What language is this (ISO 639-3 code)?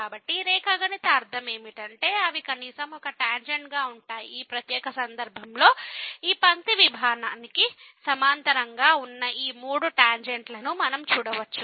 tel